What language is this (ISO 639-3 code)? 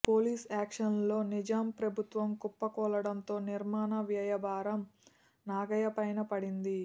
tel